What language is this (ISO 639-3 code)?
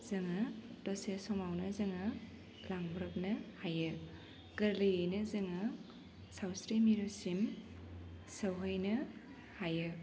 brx